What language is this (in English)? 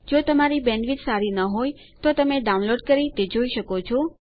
Gujarati